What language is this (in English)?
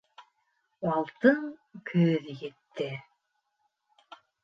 Bashkir